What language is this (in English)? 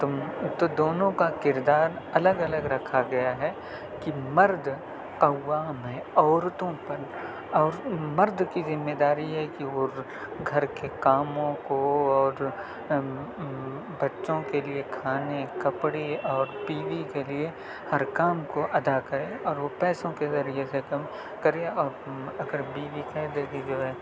Urdu